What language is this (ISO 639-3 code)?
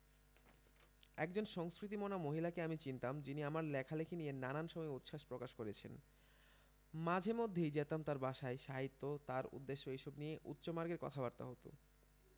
ben